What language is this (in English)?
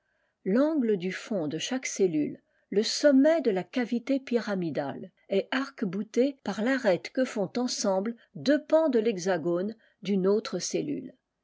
French